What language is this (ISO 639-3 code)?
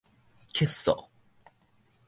nan